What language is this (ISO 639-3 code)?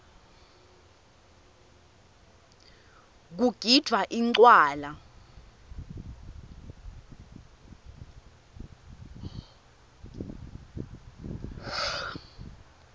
ssw